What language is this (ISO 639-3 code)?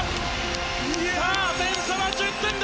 jpn